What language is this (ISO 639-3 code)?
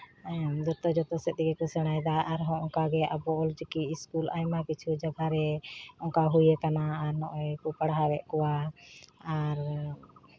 sat